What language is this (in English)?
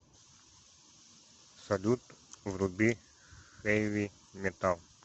Russian